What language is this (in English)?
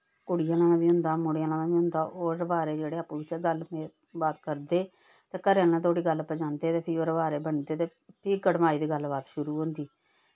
Dogri